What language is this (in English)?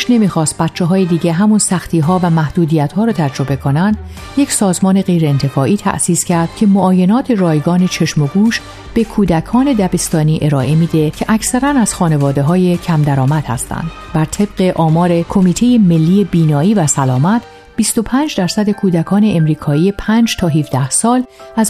Persian